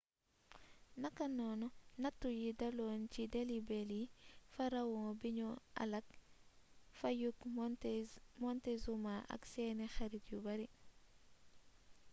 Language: Wolof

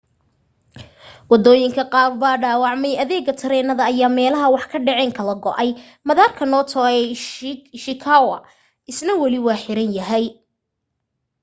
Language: Somali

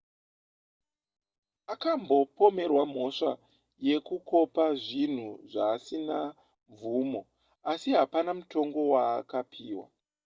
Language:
Shona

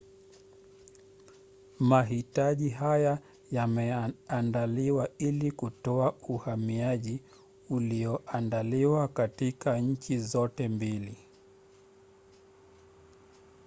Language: Swahili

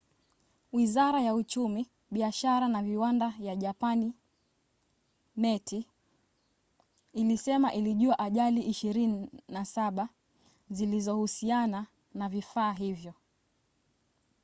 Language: Swahili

